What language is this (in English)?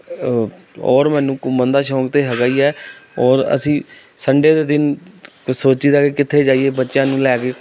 Punjabi